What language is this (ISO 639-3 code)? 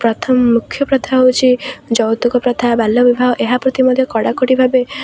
ori